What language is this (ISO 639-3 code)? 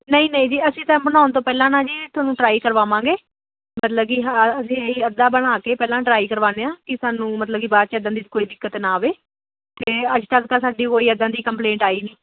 pan